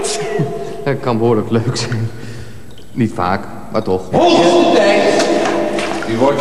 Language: Dutch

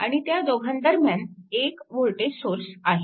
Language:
Marathi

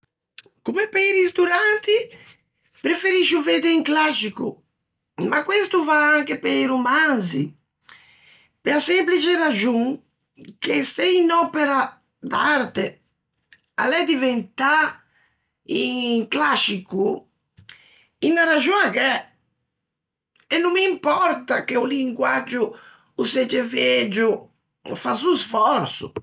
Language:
Ligurian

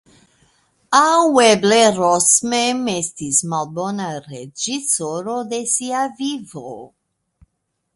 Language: Esperanto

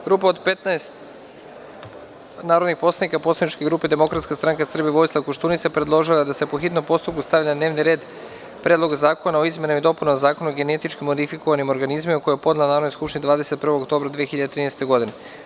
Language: Serbian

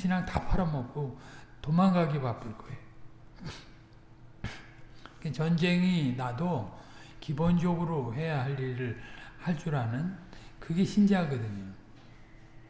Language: Korean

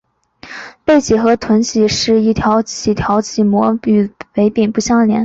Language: Chinese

